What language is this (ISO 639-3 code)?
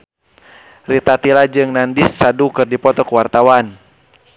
sun